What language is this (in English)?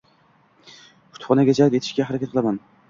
Uzbek